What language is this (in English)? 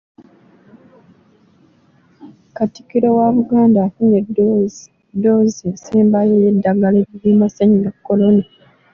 Ganda